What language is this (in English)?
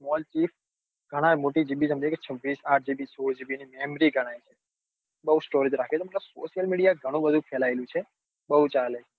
Gujarati